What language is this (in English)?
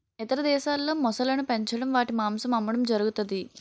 Telugu